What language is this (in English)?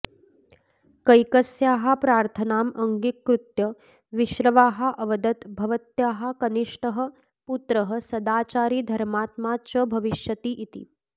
Sanskrit